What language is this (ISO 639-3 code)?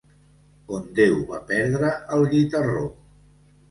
cat